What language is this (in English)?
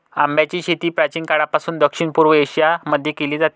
Marathi